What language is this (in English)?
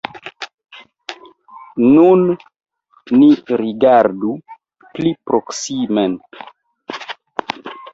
Esperanto